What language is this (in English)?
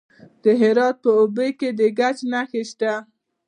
Pashto